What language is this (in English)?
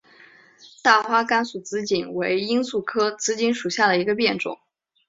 Chinese